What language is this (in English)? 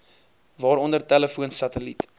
Afrikaans